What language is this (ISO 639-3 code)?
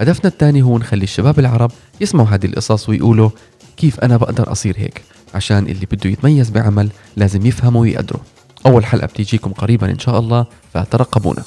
ara